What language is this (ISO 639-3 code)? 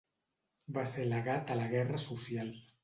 cat